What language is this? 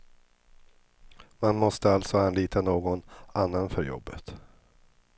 Swedish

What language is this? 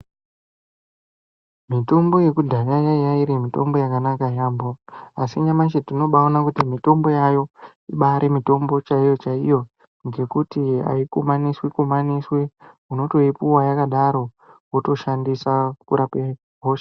Ndau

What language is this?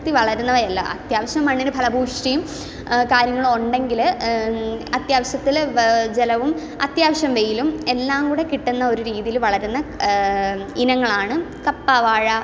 Malayalam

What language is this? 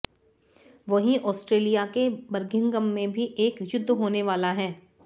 Hindi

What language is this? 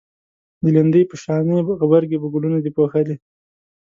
Pashto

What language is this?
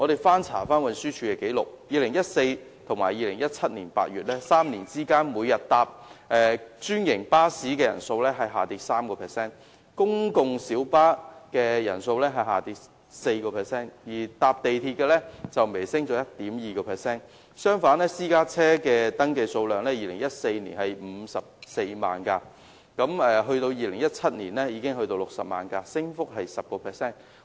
Cantonese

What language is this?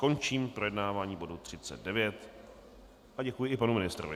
Czech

